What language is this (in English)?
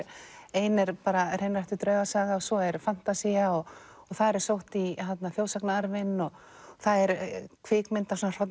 Icelandic